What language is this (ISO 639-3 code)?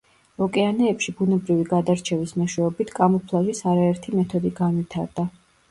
kat